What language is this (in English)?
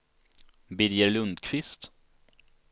Swedish